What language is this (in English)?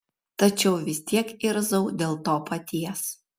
Lithuanian